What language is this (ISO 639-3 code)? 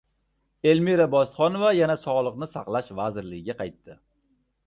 uzb